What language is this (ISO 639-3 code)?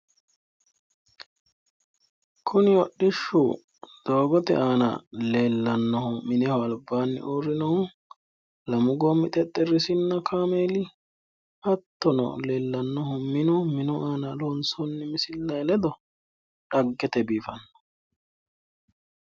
sid